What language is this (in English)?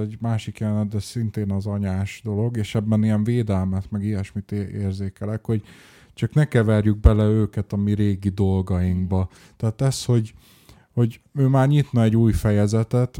Hungarian